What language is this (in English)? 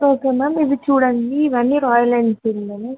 Telugu